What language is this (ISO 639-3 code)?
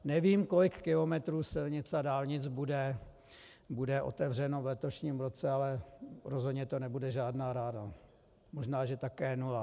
ces